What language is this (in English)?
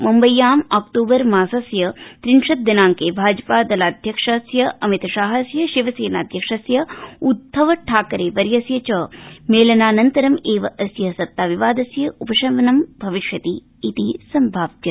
Sanskrit